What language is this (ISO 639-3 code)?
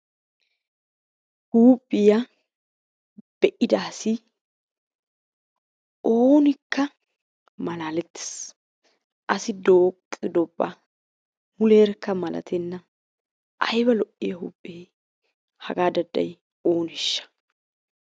wal